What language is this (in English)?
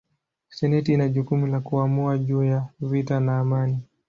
Swahili